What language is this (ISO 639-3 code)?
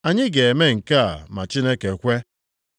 ibo